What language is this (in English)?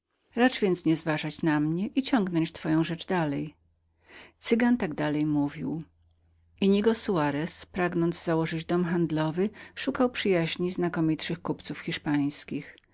Polish